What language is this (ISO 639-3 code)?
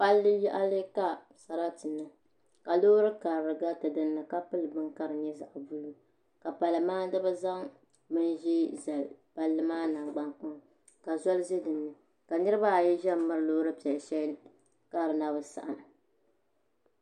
dag